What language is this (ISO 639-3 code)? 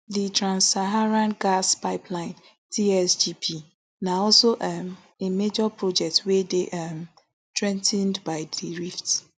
pcm